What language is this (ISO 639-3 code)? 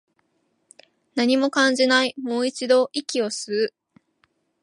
jpn